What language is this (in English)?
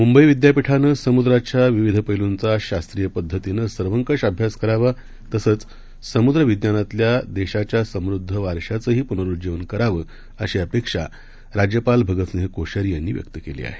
Marathi